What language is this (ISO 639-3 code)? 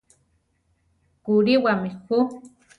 tar